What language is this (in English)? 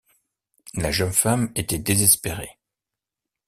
French